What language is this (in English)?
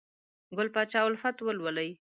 Pashto